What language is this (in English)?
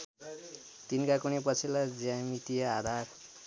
Nepali